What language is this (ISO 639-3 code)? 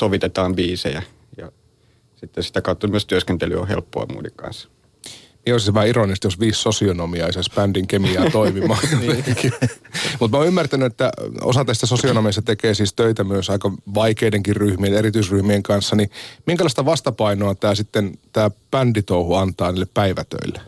fin